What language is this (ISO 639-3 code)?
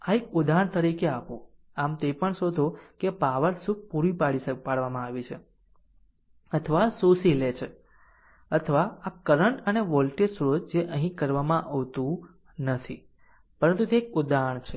guj